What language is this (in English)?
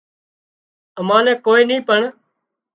Wadiyara Koli